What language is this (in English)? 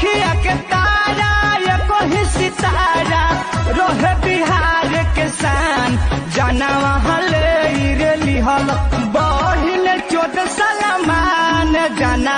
Romanian